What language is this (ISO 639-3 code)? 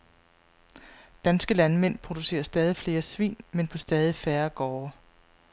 dan